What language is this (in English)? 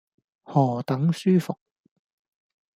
Cantonese